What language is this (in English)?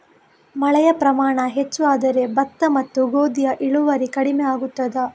Kannada